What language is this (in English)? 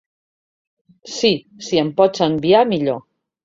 Catalan